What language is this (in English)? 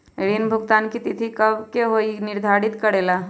Magahi